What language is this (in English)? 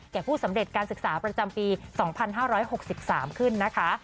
Thai